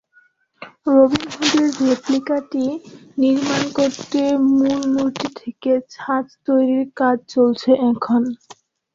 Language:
Bangla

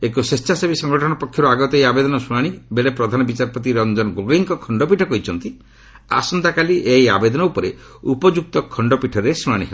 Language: Odia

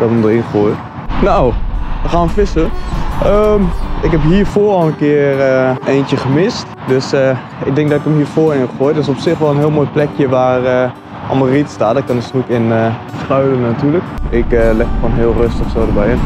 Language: Dutch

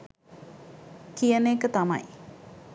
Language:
Sinhala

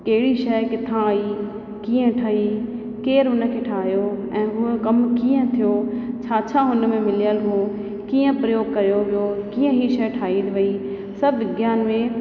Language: Sindhi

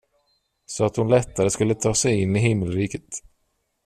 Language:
Swedish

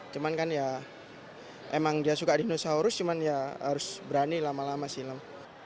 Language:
Indonesian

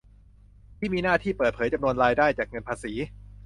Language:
Thai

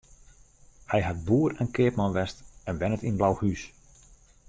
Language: Western Frisian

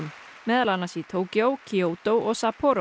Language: Icelandic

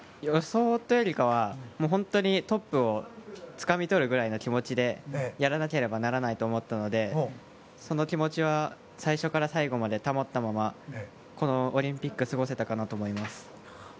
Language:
Japanese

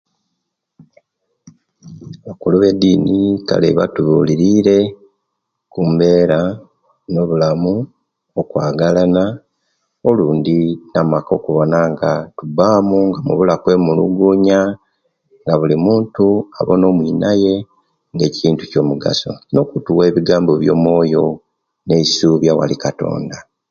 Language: Kenyi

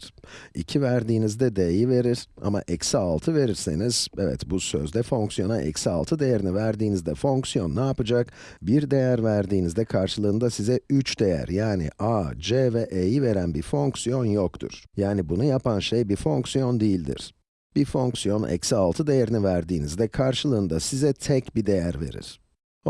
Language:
Turkish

